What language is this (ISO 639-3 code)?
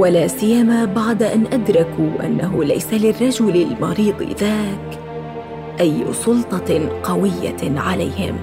ara